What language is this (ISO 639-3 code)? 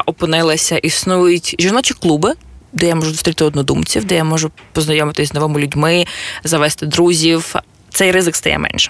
ukr